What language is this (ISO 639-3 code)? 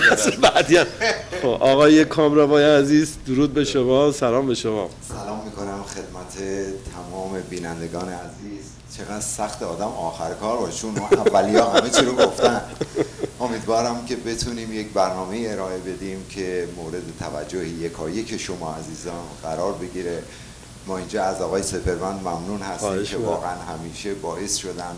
fas